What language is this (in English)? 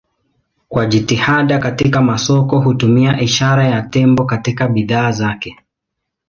Swahili